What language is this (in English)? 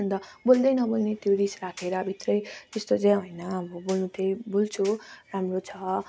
Nepali